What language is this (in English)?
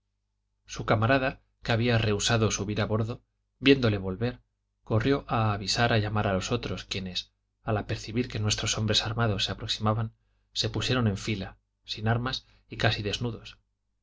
Spanish